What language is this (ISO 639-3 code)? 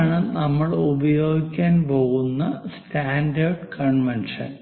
mal